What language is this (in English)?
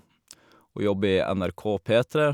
Norwegian